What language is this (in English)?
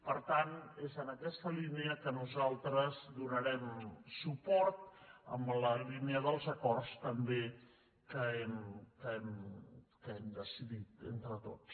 Catalan